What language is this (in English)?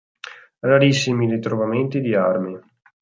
Italian